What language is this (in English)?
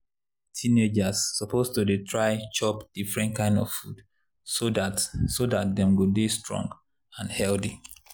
Nigerian Pidgin